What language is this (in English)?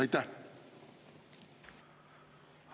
Estonian